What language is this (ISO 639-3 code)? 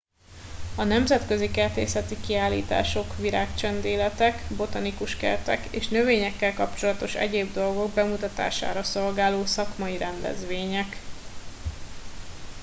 hun